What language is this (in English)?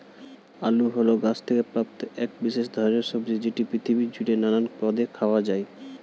Bangla